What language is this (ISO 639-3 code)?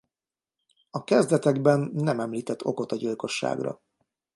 hun